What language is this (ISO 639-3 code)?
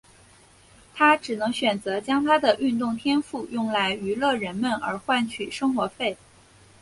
zho